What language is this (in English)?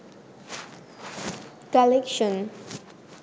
Bangla